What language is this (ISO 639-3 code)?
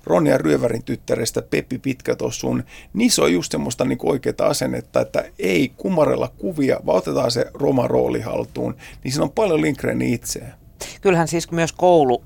fin